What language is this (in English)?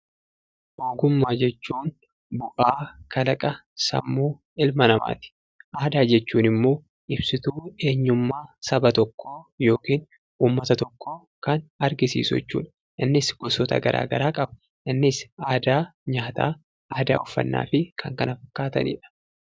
Oromo